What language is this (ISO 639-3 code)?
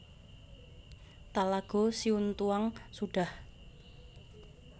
jav